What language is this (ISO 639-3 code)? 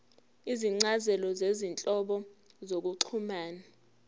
zul